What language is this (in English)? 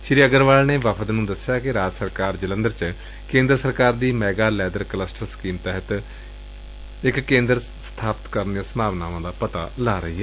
Punjabi